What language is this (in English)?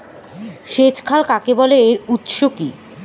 Bangla